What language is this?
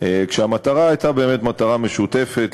Hebrew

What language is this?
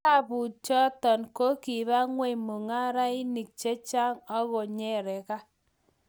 Kalenjin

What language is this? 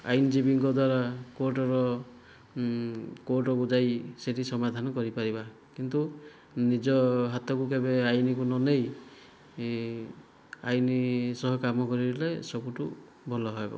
Odia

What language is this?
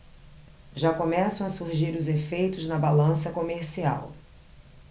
Portuguese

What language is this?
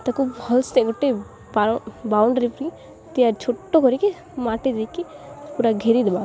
Odia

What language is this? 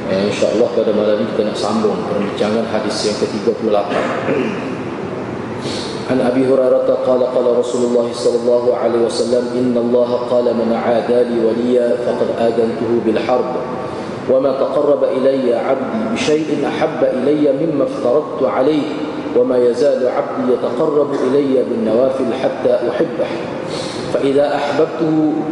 Malay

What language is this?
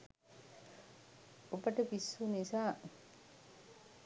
Sinhala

